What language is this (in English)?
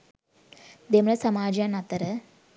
Sinhala